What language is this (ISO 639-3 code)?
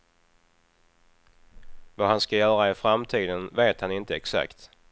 swe